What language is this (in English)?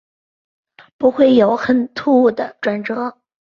Chinese